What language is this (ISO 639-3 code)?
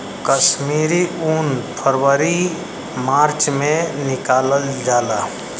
bho